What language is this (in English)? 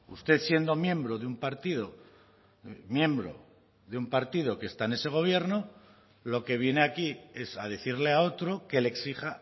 Spanish